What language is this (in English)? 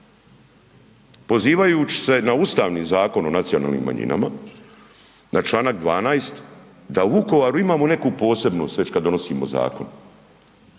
Croatian